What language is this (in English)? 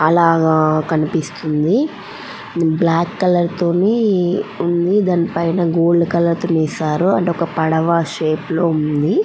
Telugu